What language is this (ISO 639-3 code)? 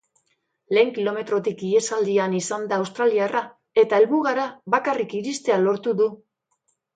eus